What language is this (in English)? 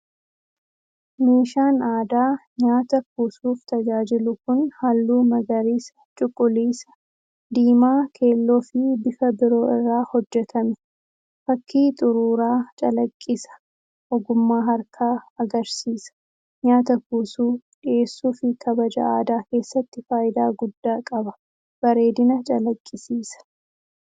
Oromo